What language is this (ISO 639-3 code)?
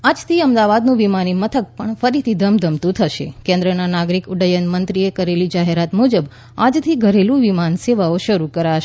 guj